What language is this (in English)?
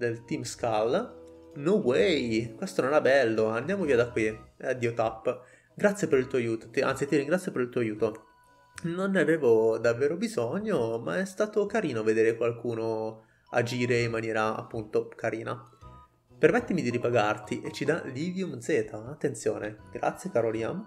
Italian